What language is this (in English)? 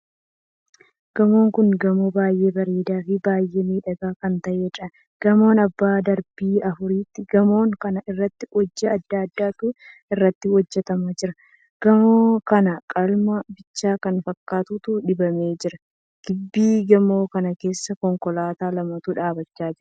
Oromo